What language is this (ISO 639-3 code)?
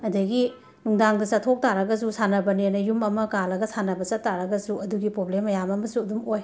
mni